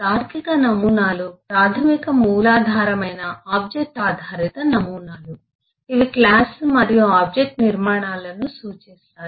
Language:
Telugu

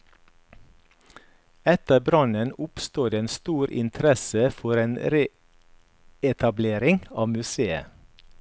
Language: Norwegian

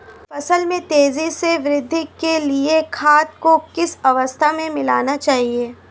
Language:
Hindi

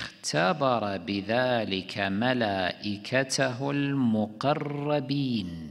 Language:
Arabic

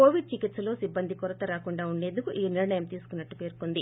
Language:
Telugu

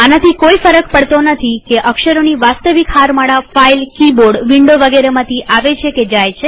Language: Gujarati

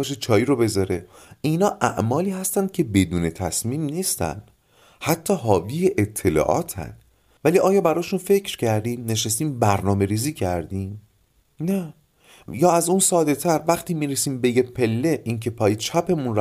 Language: Persian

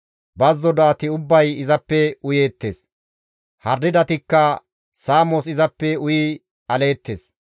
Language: Gamo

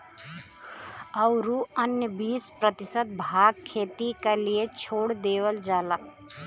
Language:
Bhojpuri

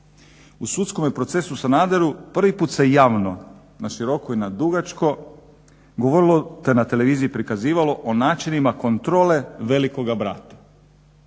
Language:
Croatian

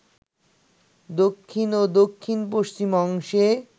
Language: Bangla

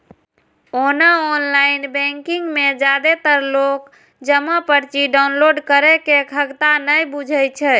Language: Maithili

